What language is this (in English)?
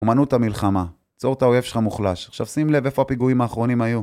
Hebrew